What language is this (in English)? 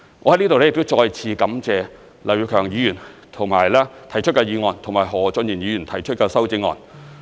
Cantonese